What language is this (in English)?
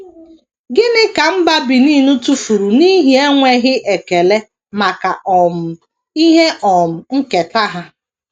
Igbo